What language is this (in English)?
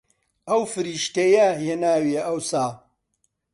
Central Kurdish